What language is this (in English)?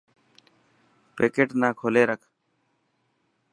Dhatki